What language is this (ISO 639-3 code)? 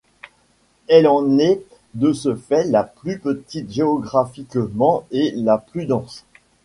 fra